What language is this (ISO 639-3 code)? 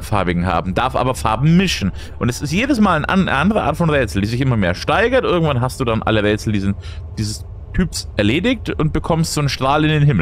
deu